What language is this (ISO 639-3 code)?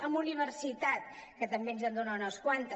cat